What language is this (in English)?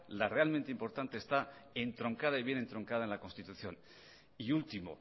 Spanish